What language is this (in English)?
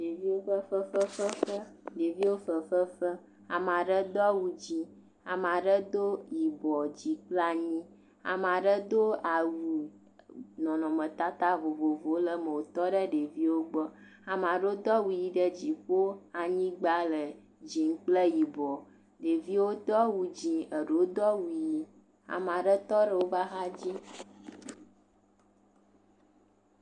Ewe